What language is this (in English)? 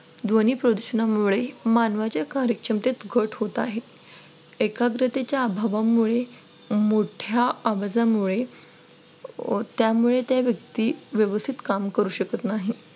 Marathi